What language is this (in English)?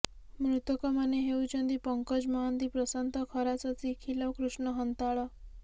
Odia